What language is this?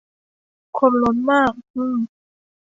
Thai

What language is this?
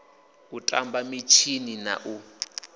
Venda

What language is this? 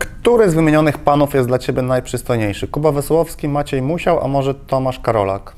Polish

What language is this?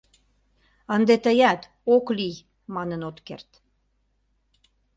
Mari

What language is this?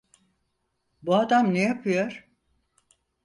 Turkish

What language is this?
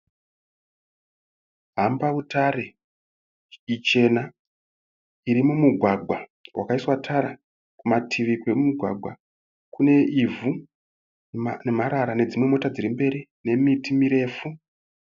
Shona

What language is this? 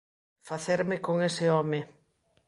Galician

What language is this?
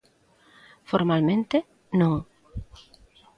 Galician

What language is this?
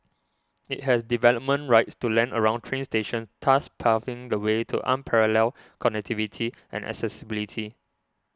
English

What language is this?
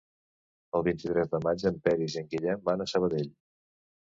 Catalan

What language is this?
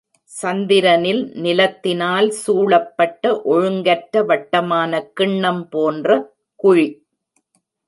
Tamil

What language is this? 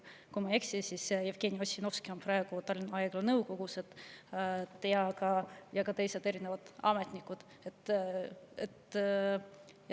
Estonian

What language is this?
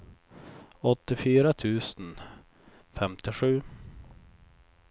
Swedish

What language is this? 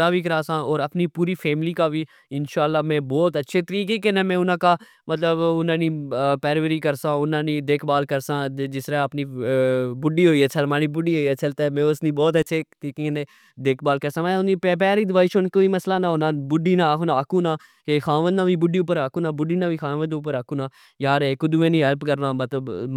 Pahari-Potwari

